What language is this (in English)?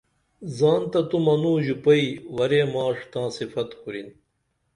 Dameli